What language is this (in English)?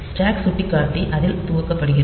Tamil